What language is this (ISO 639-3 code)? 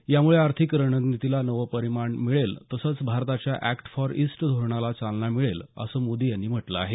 mar